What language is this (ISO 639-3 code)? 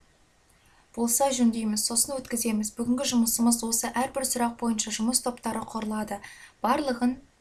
kaz